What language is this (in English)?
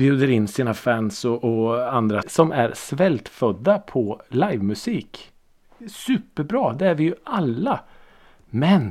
Swedish